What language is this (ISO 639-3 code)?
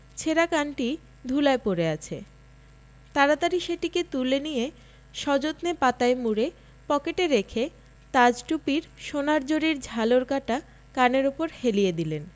ben